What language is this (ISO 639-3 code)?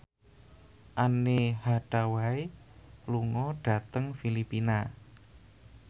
jav